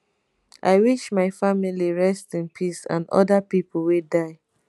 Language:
Nigerian Pidgin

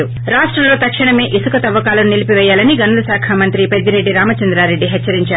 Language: Telugu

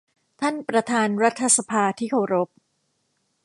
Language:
Thai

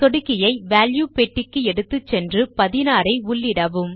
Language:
Tamil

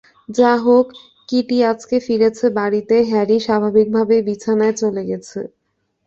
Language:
Bangla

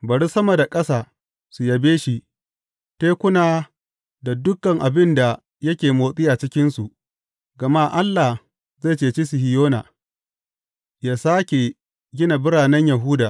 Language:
Hausa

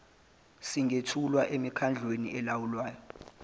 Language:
Zulu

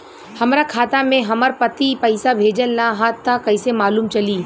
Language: Bhojpuri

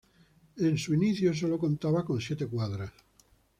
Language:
Spanish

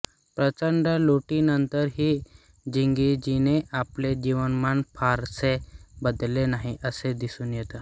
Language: Marathi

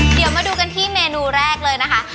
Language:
Thai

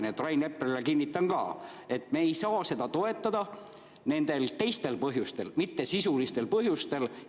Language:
Estonian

